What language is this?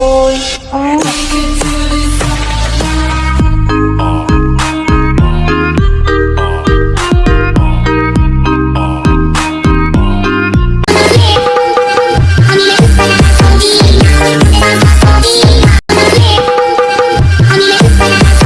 Vietnamese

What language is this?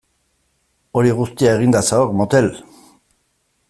Basque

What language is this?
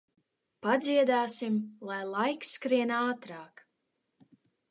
Latvian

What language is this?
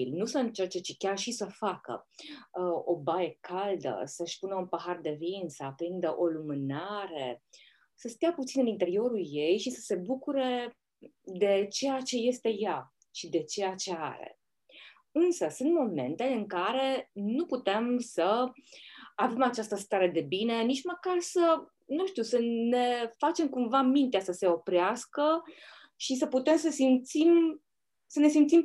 Romanian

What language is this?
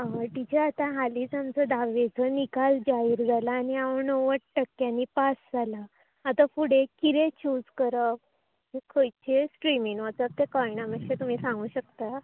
Konkani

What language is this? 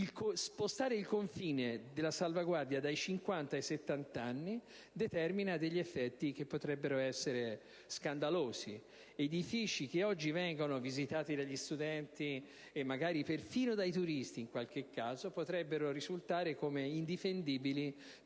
Italian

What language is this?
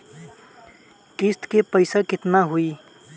Bhojpuri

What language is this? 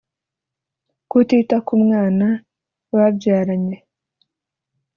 Kinyarwanda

